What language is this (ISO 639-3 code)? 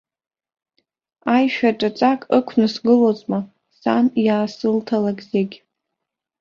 abk